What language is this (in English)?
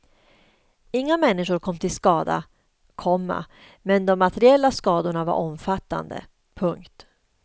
Swedish